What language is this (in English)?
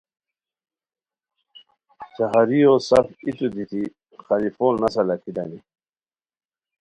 Khowar